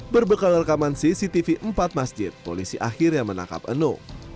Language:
Indonesian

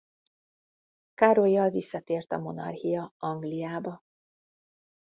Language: Hungarian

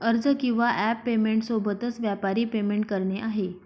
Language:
Marathi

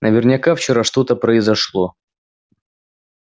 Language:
Russian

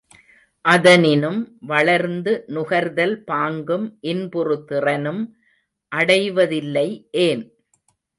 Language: Tamil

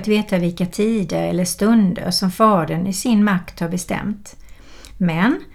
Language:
Swedish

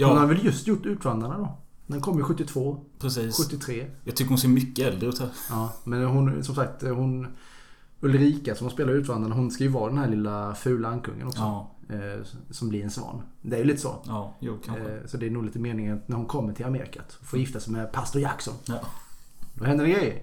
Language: Swedish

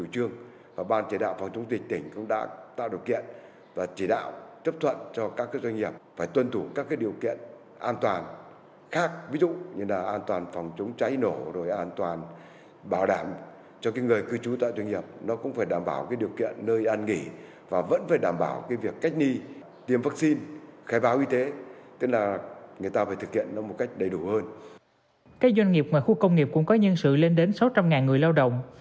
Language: Vietnamese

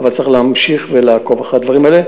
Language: Hebrew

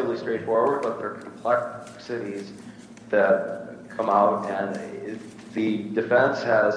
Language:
English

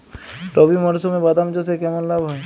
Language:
Bangla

